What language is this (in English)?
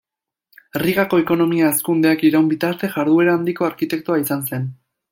Basque